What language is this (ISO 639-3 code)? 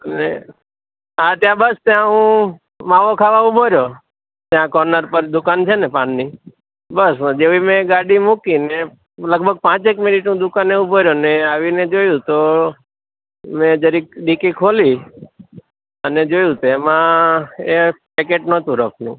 guj